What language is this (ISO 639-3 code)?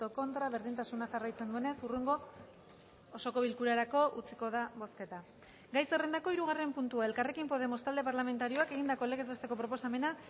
eus